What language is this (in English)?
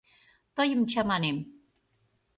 Mari